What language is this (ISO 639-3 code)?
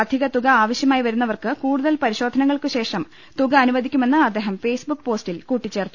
mal